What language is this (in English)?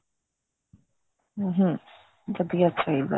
Punjabi